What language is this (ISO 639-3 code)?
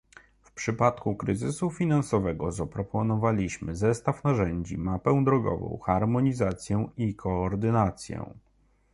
pol